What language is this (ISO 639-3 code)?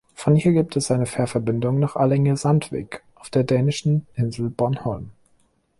deu